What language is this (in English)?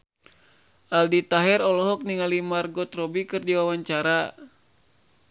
Sundanese